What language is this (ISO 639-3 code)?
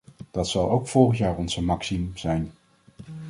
nld